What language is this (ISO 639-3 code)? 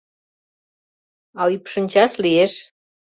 chm